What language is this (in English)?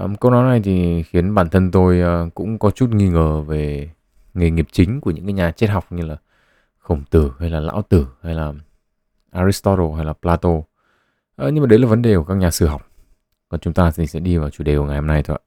Vietnamese